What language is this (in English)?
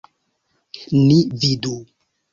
Esperanto